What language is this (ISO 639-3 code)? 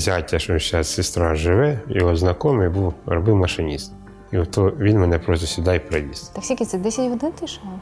ukr